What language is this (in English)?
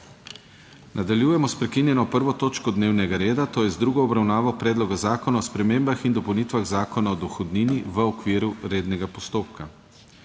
Slovenian